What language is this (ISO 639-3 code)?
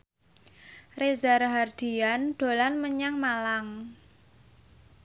jav